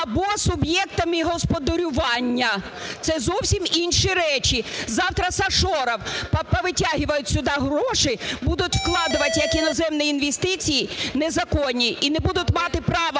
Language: Ukrainian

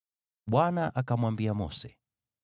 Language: Swahili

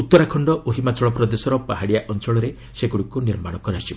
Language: Odia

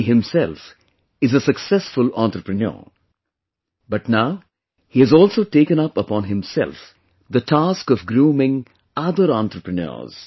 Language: English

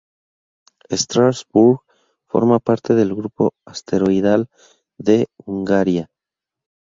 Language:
Spanish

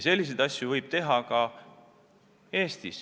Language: Estonian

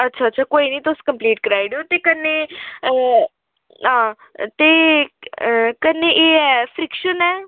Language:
Dogri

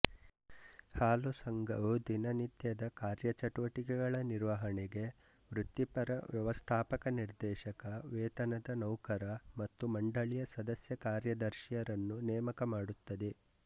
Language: Kannada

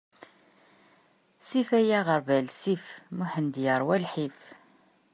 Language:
Kabyle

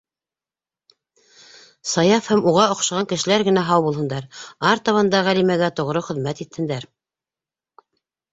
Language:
Bashkir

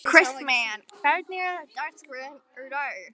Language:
Icelandic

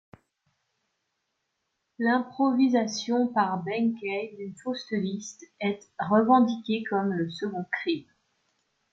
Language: French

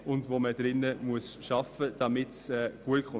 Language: Swiss German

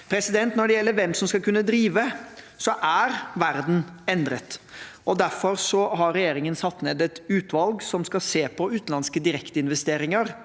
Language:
Norwegian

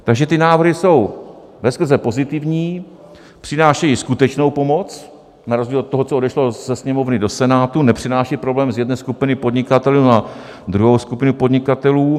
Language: Czech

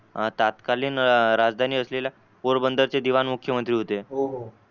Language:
Marathi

